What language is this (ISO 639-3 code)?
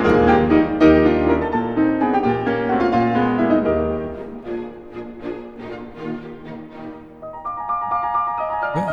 heb